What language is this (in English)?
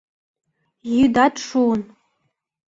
Mari